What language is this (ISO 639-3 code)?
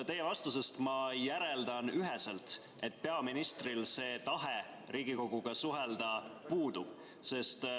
est